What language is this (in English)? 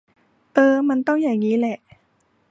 Thai